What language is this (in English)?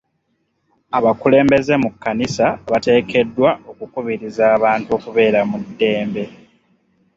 Ganda